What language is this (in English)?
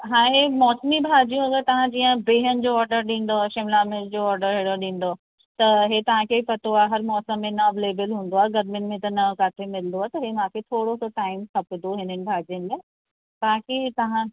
Sindhi